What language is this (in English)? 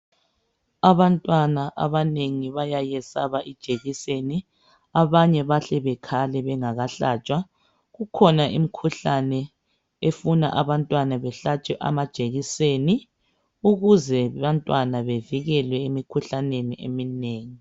North Ndebele